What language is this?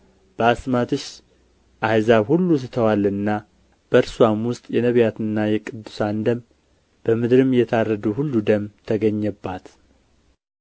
Amharic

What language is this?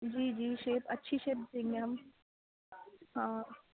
Urdu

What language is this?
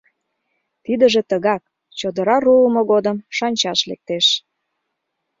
Mari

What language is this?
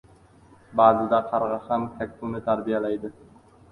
Uzbek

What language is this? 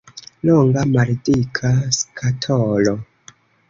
Esperanto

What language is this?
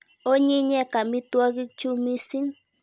Kalenjin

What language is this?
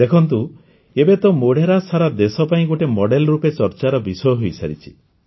Odia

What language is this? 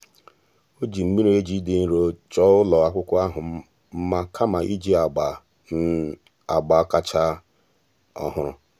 Igbo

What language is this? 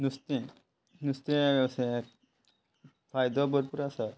Konkani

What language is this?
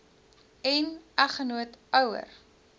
Afrikaans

